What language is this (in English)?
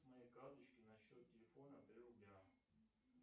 Russian